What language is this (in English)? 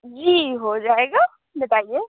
Urdu